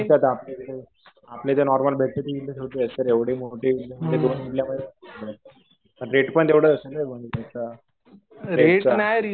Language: Marathi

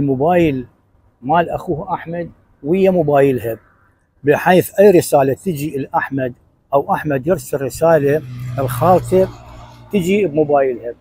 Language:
Arabic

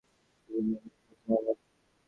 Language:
Bangla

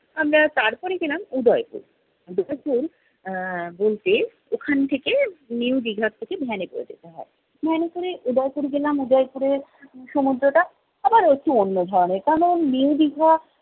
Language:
Bangla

